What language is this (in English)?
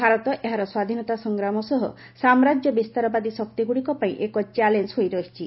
Odia